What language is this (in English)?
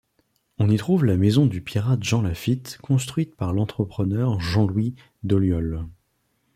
French